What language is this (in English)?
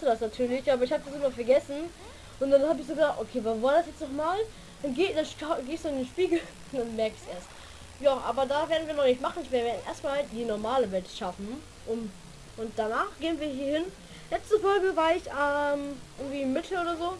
German